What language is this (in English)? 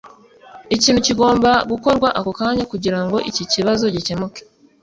Kinyarwanda